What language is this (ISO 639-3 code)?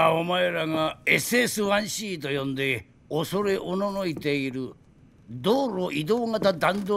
jpn